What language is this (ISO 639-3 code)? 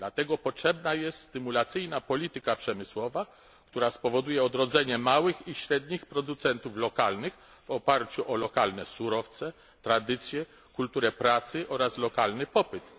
pol